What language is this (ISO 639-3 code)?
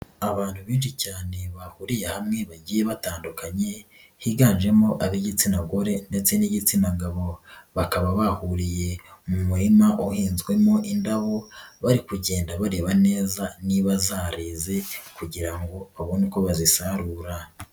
kin